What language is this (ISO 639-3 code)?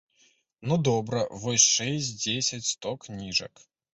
bel